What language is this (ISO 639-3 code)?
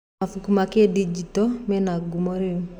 kik